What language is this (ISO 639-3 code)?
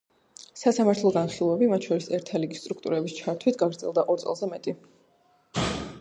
kat